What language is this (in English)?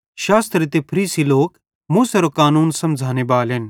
Bhadrawahi